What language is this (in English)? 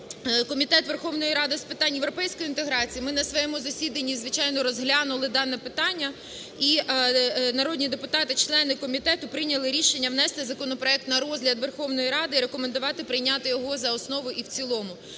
Ukrainian